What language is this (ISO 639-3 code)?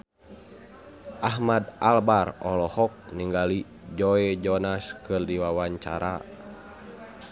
sun